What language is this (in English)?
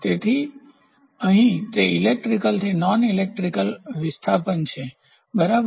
Gujarati